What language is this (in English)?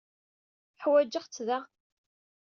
Kabyle